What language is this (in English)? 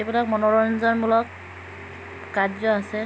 Assamese